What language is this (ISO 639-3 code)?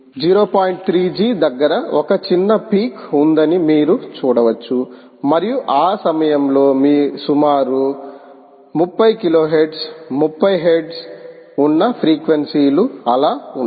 tel